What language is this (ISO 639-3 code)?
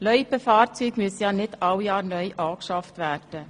gsw